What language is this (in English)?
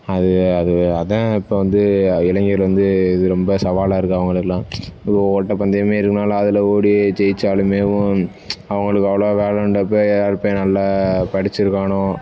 Tamil